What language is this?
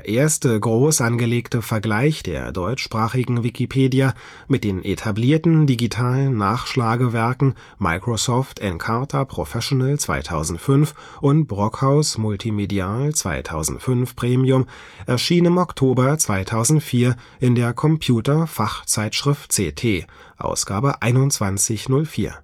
German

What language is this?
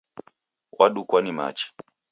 Taita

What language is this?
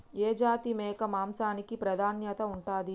Telugu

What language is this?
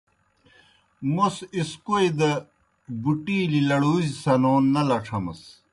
Kohistani Shina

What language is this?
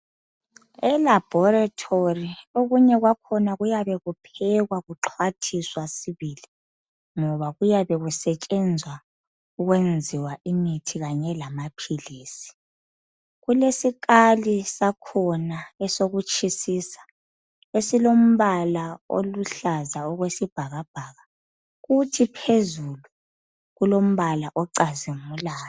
North Ndebele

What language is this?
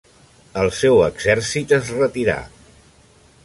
Catalan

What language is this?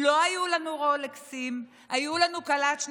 Hebrew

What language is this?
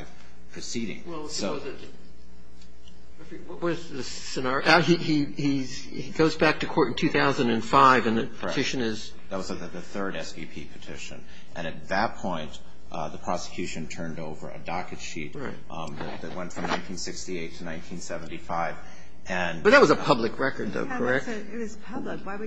English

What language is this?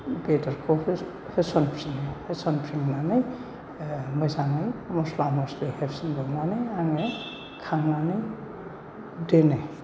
Bodo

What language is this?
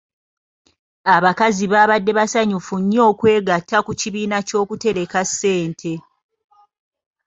Ganda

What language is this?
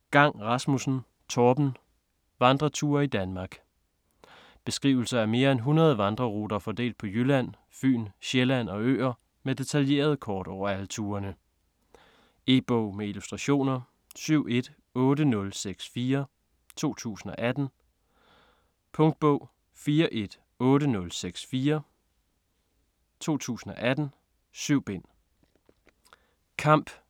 Danish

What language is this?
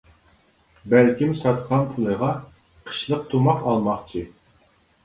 Uyghur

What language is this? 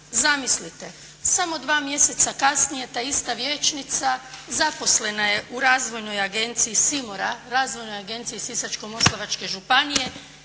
Croatian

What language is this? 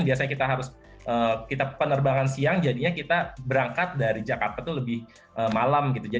Indonesian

